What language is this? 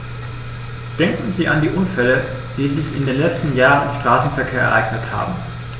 German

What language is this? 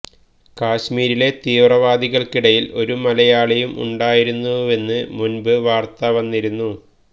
Malayalam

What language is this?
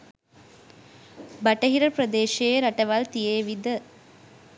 Sinhala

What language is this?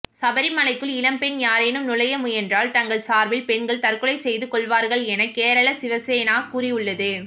Tamil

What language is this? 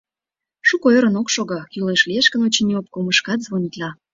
Mari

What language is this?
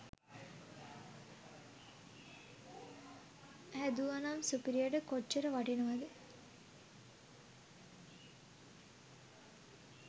Sinhala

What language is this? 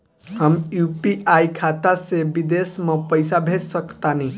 Bhojpuri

